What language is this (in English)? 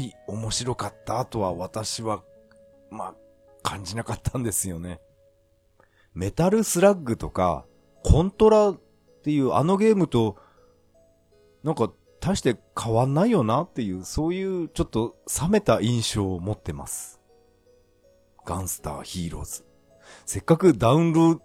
Japanese